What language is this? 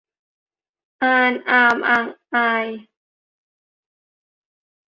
Thai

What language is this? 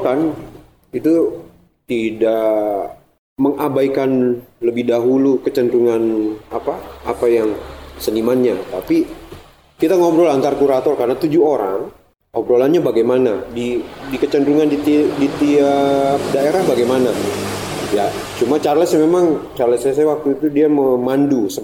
Indonesian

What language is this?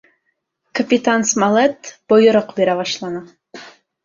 Bashkir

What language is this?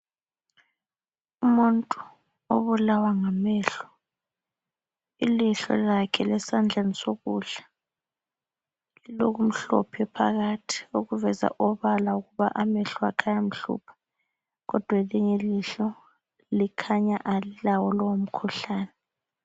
North Ndebele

